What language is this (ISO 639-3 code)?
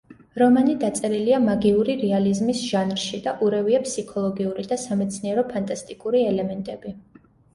kat